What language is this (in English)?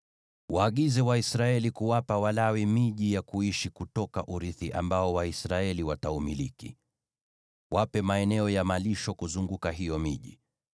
Swahili